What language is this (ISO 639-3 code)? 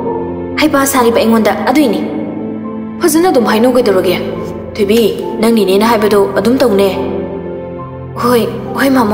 tha